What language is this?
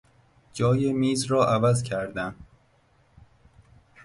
Persian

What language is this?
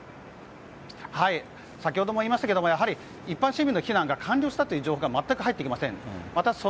Japanese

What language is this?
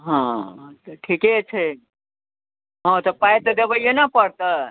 Maithili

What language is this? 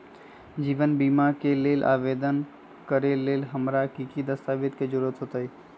Magahi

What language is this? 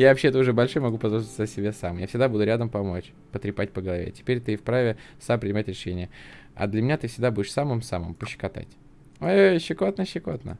Russian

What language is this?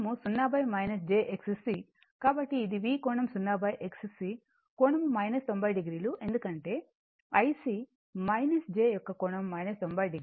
Telugu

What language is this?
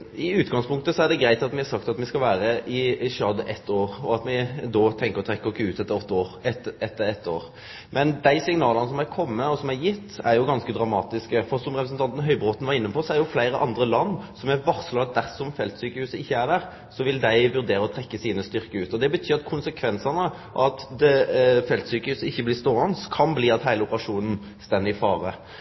Norwegian Nynorsk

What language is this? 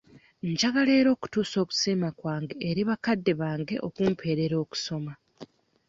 Ganda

